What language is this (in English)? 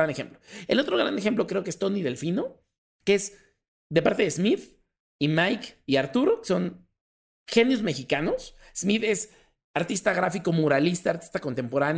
Spanish